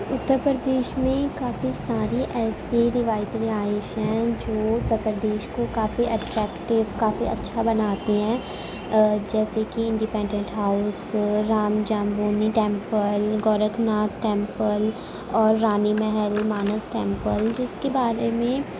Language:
Urdu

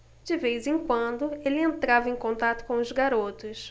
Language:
Portuguese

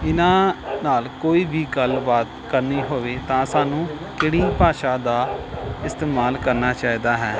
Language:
Punjabi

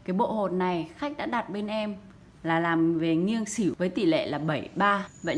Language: Vietnamese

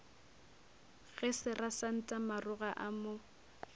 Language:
Northern Sotho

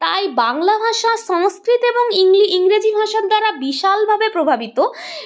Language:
Bangla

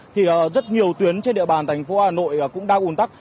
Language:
Vietnamese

